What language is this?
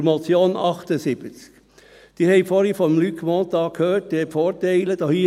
Swiss German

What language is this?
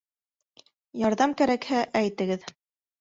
Bashkir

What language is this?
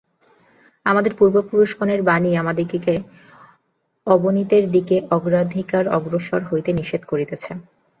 Bangla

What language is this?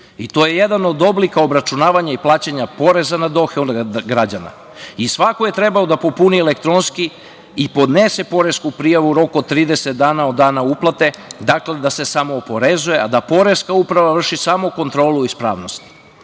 Serbian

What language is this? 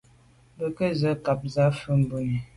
Medumba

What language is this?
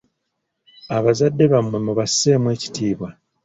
Ganda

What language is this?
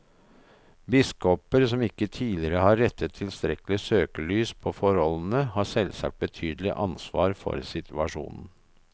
Norwegian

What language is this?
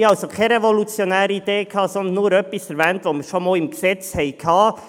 Swiss German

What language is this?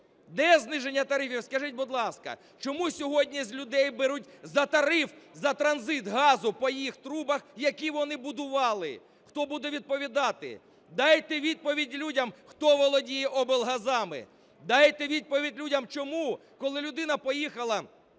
Ukrainian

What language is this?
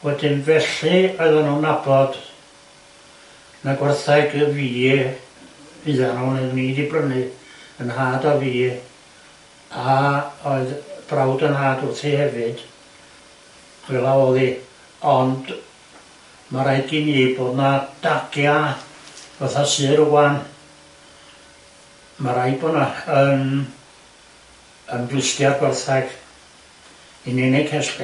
Welsh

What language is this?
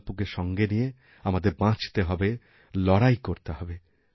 Bangla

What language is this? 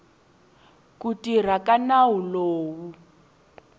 Tsonga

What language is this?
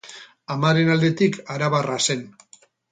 Basque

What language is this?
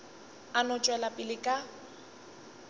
Northern Sotho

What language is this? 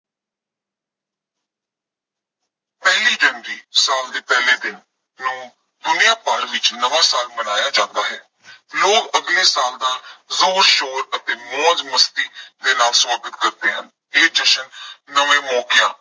Punjabi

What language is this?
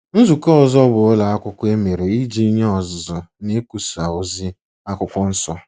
Igbo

